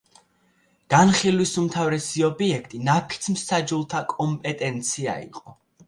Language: Georgian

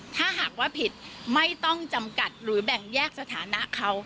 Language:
Thai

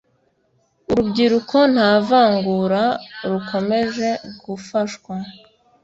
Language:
Kinyarwanda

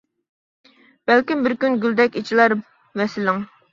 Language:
Uyghur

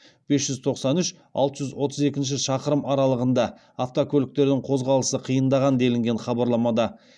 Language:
Kazakh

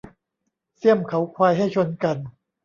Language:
Thai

